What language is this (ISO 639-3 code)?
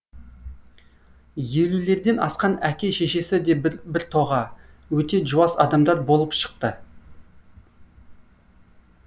kaz